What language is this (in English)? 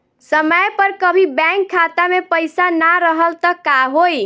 Bhojpuri